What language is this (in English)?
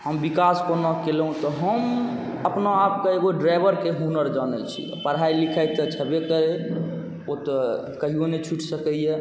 Maithili